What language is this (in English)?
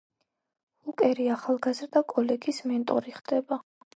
Georgian